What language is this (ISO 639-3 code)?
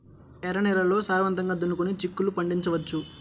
tel